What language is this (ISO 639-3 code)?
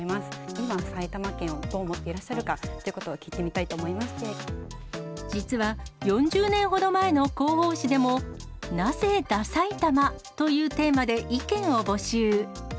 jpn